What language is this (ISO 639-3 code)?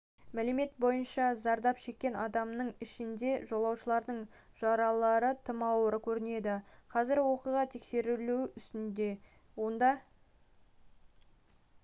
kaz